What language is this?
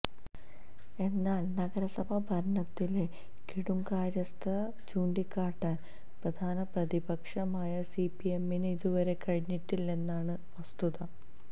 Malayalam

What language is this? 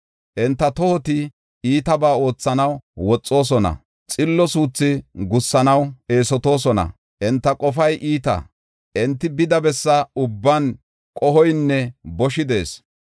Gofa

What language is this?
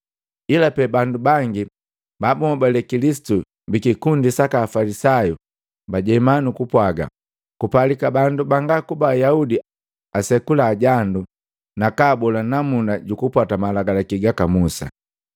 Matengo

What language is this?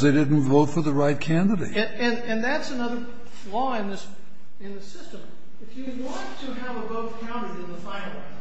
English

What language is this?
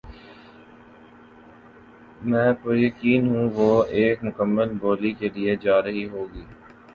Urdu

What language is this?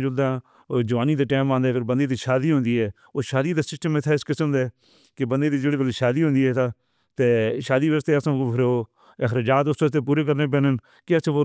Northern Hindko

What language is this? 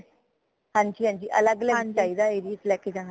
Punjabi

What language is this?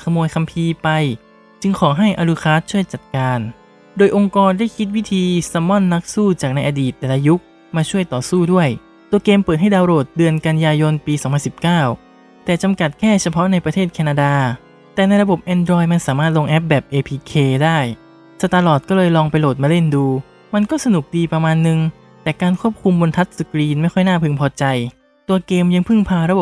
Thai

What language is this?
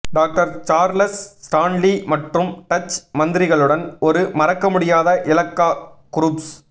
Tamil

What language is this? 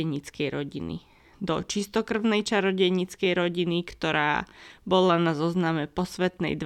Slovak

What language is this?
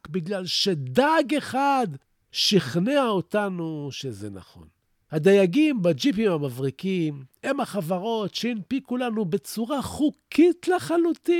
Hebrew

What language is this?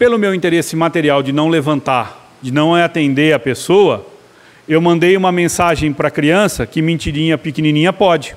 Portuguese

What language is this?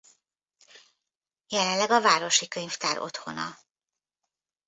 Hungarian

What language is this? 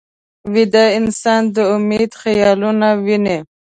Pashto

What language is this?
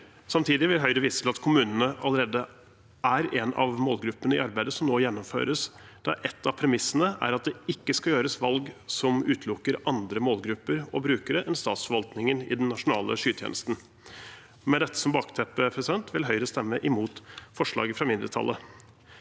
Norwegian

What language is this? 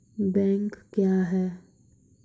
Maithili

